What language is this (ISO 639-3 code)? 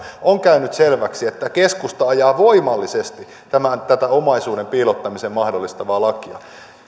fin